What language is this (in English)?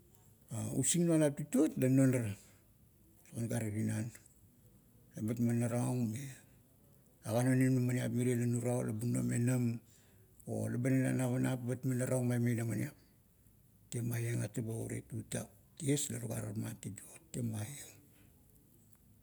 Kuot